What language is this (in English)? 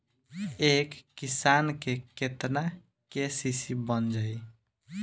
Bhojpuri